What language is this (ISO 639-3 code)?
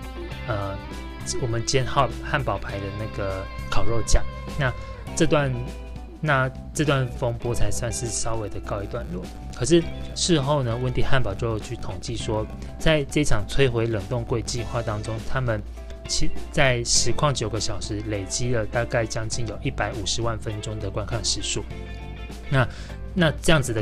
zho